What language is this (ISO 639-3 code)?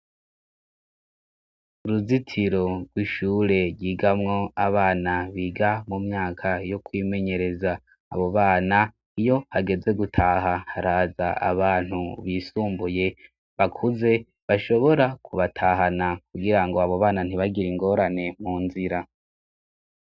run